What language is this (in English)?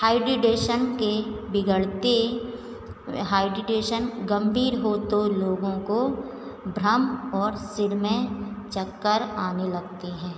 Hindi